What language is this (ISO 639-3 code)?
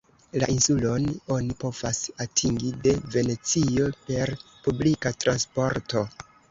epo